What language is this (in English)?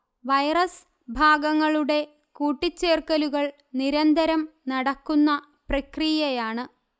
Malayalam